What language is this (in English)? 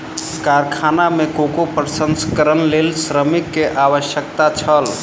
Maithili